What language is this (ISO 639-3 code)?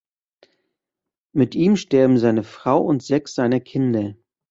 deu